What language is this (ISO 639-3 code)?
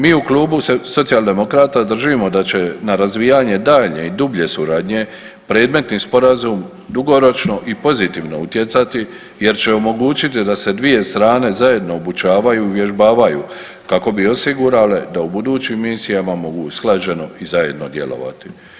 hrv